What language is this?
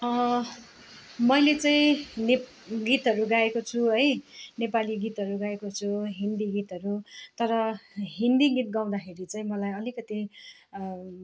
Nepali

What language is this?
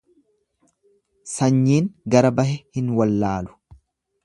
Oromo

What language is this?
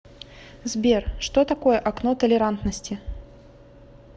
Russian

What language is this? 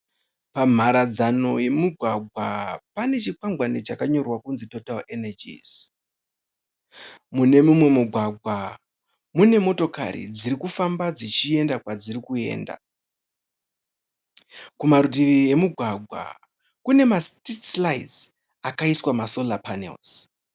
Shona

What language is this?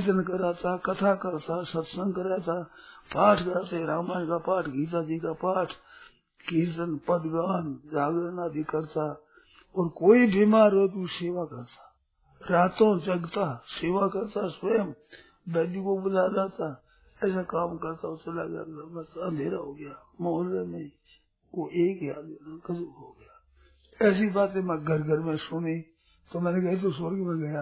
Hindi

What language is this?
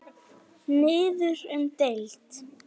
Icelandic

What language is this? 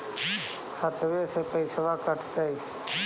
Magahi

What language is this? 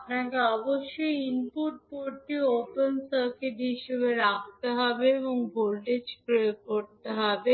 Bangla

